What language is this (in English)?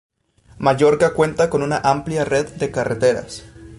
Spanish